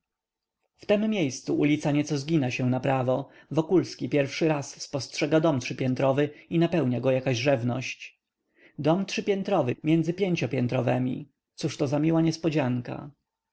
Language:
Polish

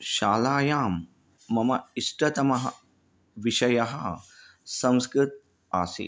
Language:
Sanskrit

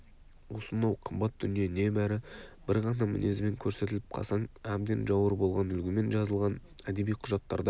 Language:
Kazakh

